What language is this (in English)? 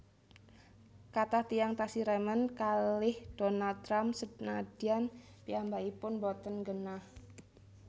Javanese